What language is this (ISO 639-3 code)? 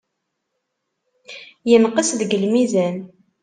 kab